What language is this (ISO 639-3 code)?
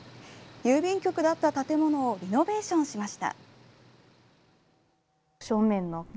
jpn